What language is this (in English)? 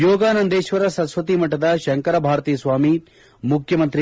Kannada